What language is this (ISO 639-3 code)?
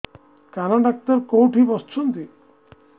ori